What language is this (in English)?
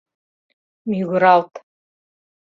Mari